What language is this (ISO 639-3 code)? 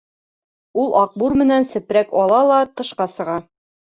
bak